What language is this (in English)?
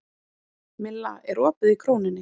Icelandic